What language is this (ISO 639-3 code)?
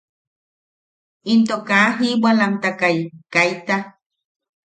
yaq